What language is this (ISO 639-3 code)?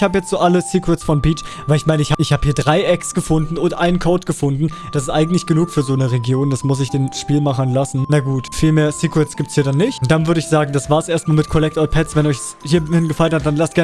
deu